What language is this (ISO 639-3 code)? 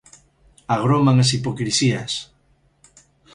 glg